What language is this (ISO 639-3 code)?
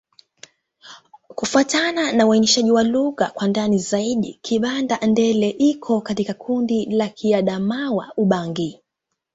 swa